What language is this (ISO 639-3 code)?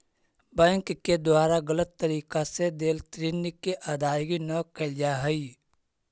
mag